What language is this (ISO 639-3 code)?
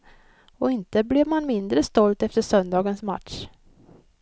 swe